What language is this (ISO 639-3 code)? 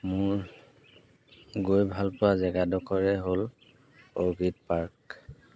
asm